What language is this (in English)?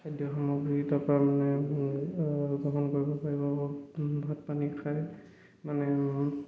Assamese